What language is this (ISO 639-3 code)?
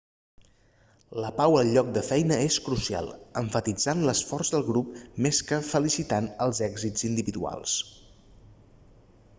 cat